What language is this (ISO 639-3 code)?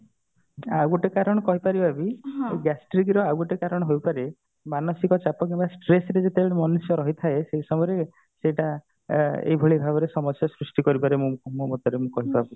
ori